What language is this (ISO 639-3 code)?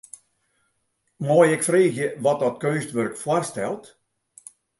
fry